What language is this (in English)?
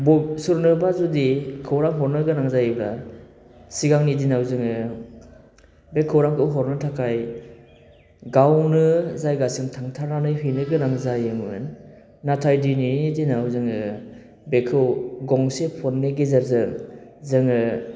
Bodo